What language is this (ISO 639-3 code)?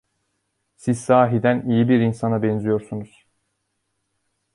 tur